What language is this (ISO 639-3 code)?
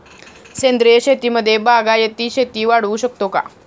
mar